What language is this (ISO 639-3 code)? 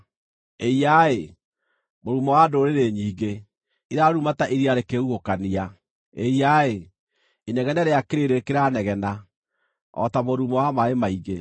kik